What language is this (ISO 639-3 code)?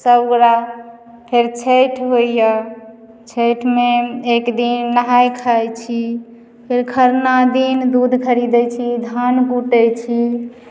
mai